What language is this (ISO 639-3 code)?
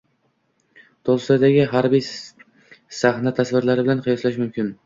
uzb